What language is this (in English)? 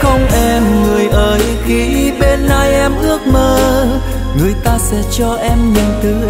Vietnamese